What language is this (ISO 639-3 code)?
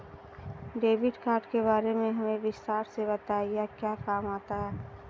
hin